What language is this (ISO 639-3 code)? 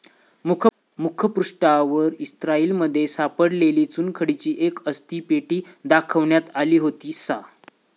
mar